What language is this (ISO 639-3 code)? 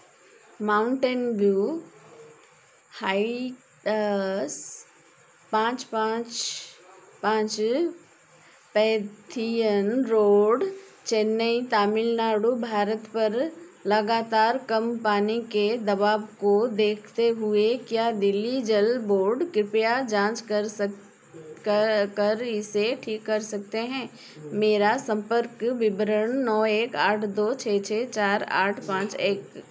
hin